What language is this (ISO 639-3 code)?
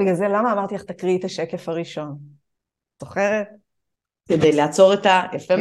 heb